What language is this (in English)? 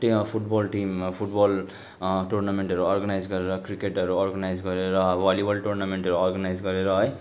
Nepali